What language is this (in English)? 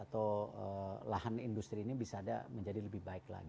Indonesian